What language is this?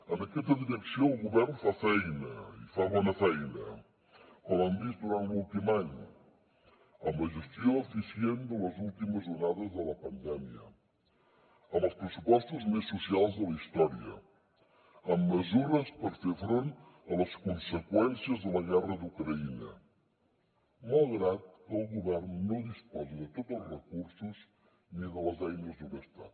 Catalan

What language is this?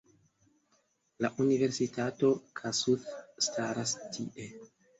Esperanto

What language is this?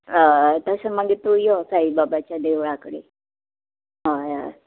Konkani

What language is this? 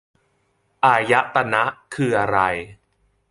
Thai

